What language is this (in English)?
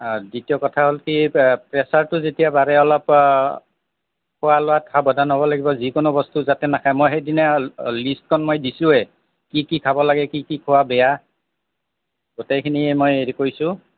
Assamese